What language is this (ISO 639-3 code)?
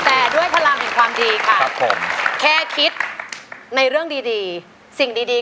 tha